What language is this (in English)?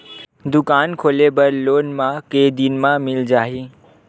Chhattisgarhi